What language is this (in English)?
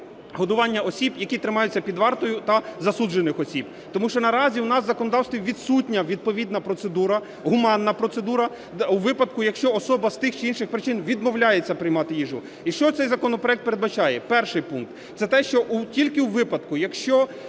Ukrainian